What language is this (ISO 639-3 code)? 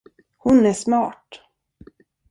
swe